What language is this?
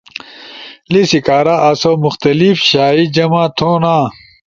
Ushojo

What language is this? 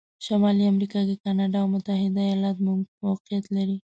Pashto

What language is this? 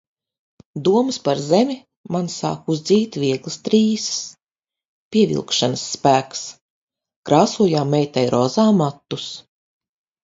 Latvian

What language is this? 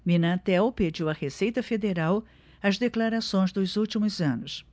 Portuguese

